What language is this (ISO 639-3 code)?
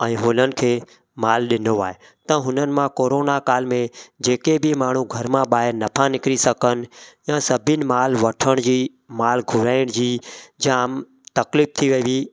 snd